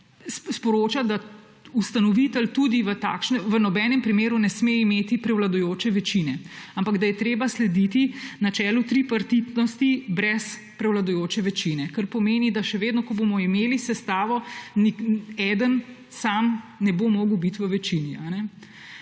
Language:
Slovenian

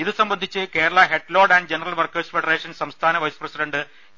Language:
Malayalam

